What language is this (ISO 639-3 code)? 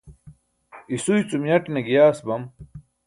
bsk